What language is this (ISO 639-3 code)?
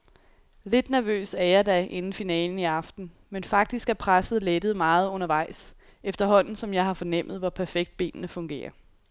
dan